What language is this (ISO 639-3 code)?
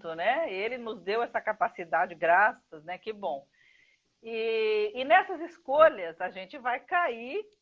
por